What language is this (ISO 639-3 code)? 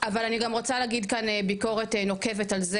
heb